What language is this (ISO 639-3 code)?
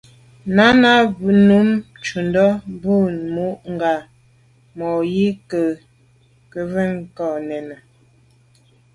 byv